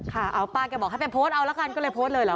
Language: Thai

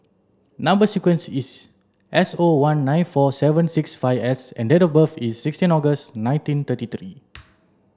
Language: English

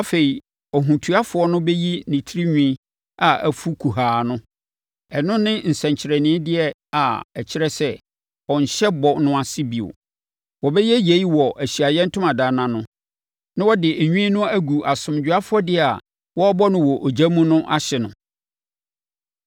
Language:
Akan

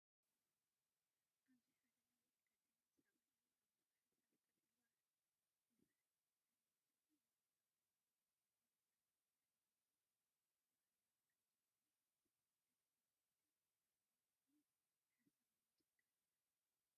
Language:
Tigrinya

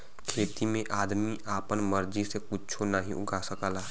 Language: Bhojpuri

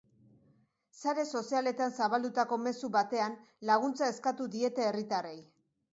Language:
Basque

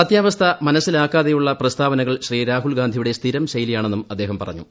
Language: Malayalam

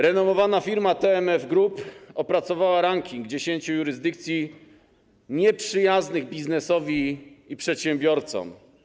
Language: Polish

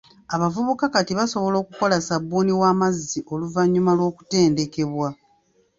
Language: Ganda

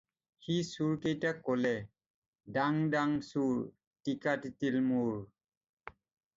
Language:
Assamese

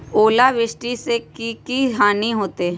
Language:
Magahi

